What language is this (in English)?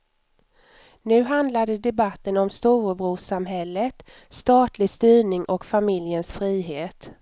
Swedish